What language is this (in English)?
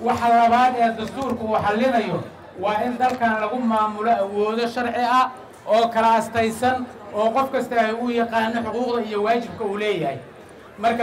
Arabic